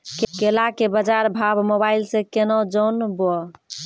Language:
Maithili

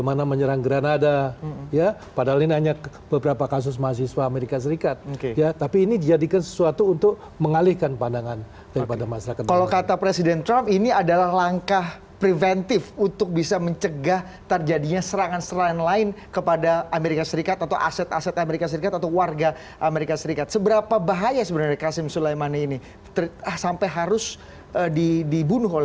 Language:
Indonesian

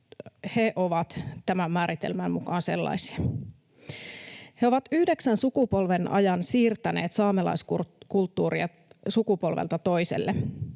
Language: Finnish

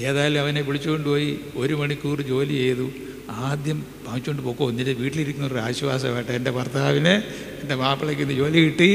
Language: Malayalam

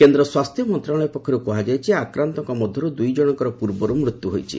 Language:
Odia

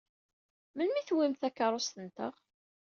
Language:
Kabyle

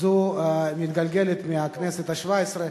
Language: Hebrew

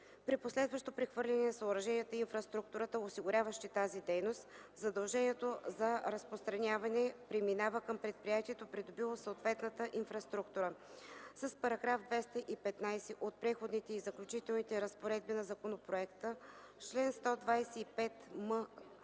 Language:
Bulgarian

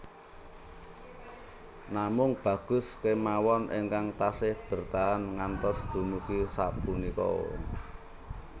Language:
Javanese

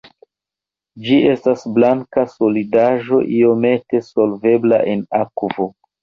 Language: Esperanto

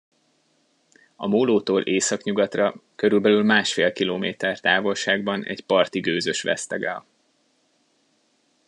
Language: Hungarian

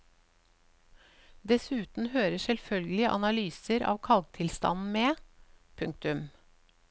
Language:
Norwegian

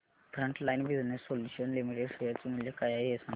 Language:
Marathi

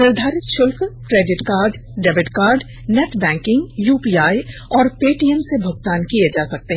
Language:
Hindi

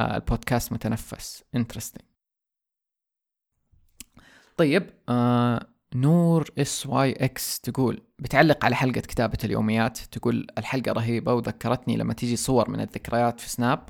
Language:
Arabic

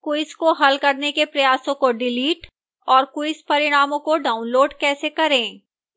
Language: Hindi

